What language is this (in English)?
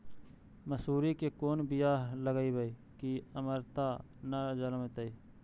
Magahi